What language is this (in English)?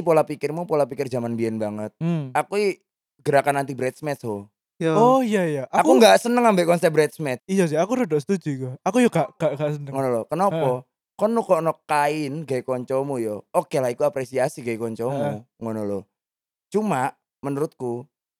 Indonesian